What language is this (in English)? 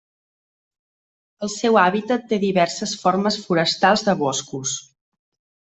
Catalan